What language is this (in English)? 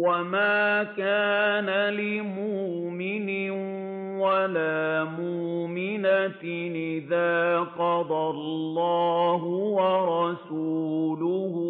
Arabic